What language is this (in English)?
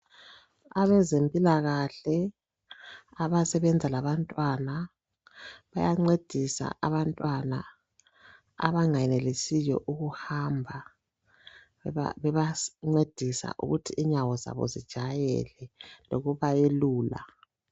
North Ndebele